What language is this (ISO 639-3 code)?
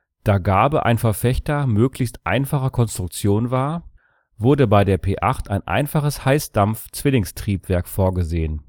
deu